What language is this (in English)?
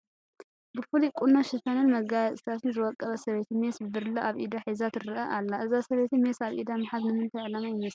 Tigrinya